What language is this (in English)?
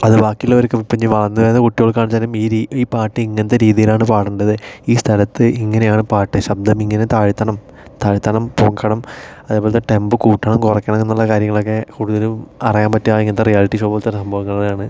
Malayalam